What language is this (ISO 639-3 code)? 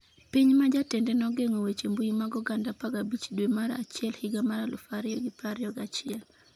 luo